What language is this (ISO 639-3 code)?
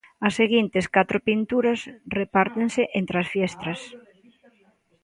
glg